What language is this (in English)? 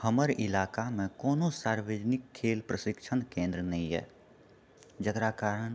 Maithili